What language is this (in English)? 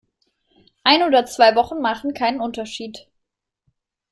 German